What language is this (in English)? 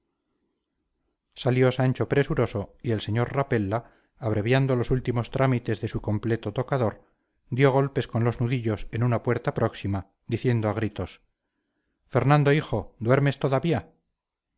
Spanish